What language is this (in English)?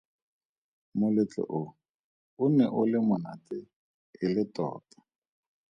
Tswana